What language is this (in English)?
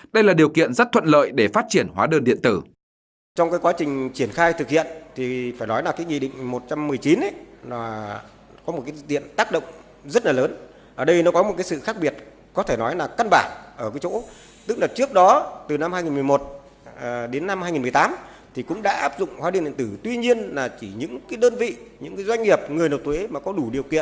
Vietnamese